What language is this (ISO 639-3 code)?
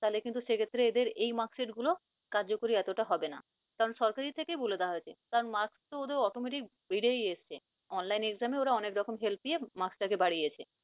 ben